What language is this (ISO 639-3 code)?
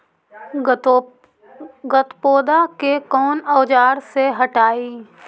mag